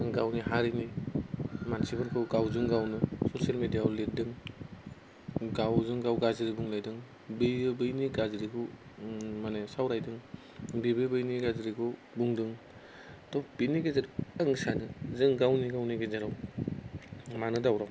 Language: Bodo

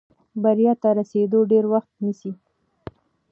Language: Pashto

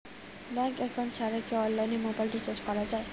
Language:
Bangla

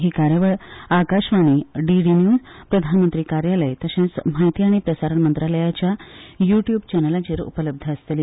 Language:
Konkani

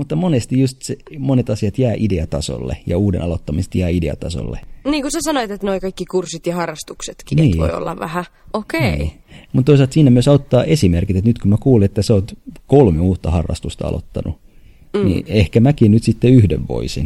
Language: Finnish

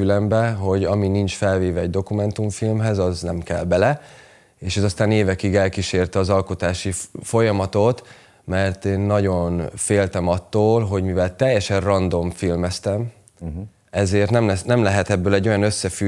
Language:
Hungarian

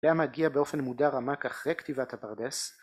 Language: Hebrew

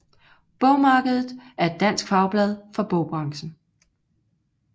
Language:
Danish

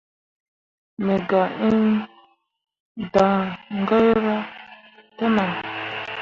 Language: Mundang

